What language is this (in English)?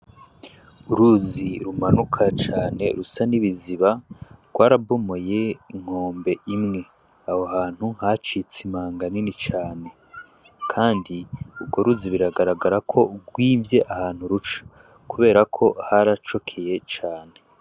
Rundi